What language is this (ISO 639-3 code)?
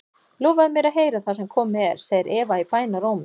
isl